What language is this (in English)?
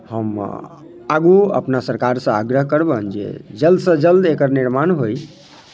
Maithili